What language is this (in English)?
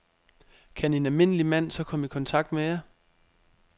Danish